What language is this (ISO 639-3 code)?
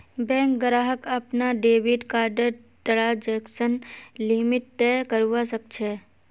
mag